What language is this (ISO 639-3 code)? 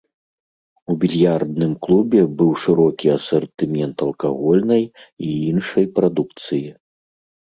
bel